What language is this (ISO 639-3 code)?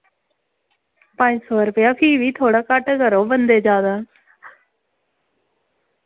doi